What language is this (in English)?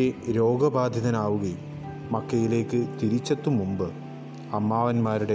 Malayalam